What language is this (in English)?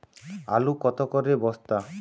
Bangla